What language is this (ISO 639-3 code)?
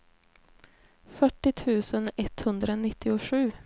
swe